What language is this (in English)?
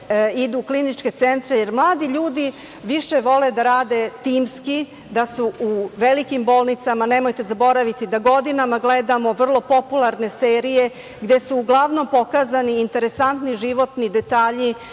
Serbian